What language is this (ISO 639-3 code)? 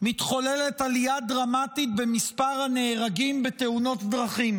heb